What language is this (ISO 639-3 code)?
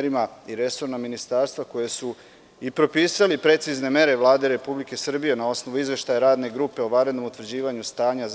srp